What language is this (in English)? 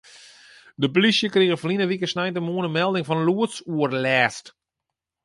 Western Frisian